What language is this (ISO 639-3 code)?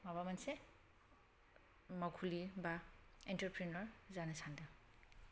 brx